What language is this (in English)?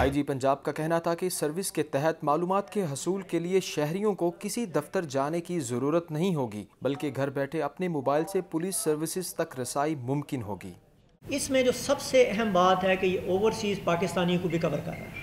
Hindi